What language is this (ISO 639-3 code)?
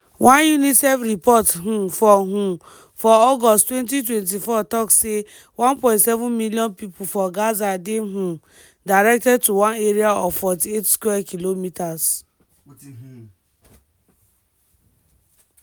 pcm